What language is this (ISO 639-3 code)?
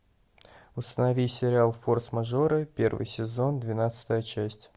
rus